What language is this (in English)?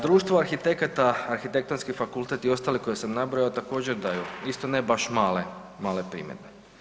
Croatian